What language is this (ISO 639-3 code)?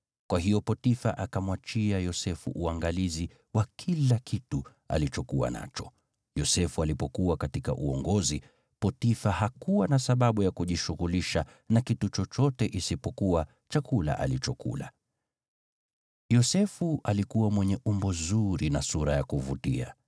swa